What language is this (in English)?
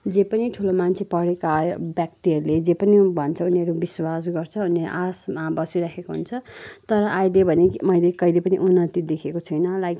Nepali